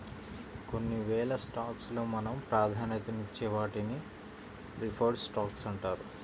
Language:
Telugu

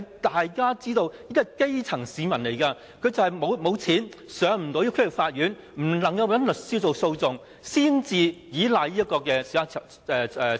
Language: Cantonese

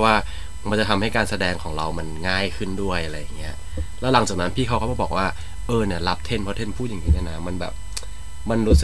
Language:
Thai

